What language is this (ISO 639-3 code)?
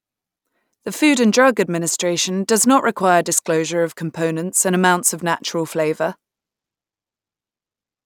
eng